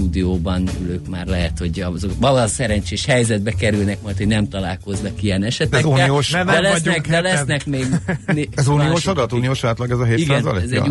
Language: Hungarian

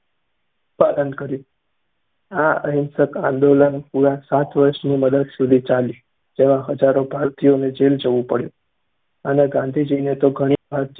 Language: Gujarati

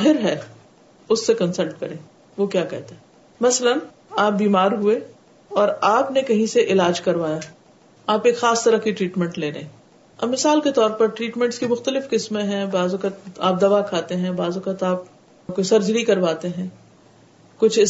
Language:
Urdu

